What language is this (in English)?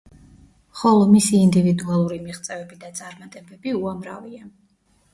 Georgian